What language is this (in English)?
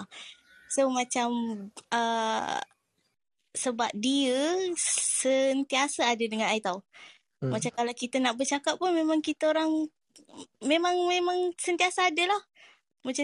Malay